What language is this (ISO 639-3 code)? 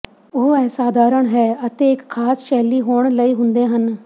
pan